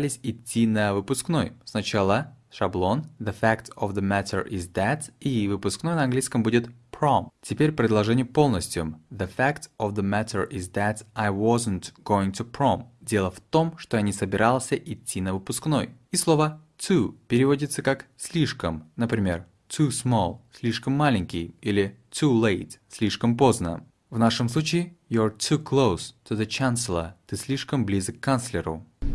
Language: Russian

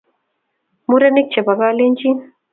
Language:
Kalenjin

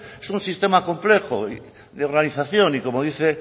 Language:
Spanish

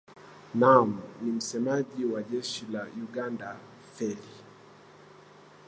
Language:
Swahili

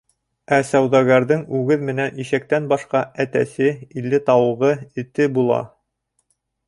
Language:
Bashkir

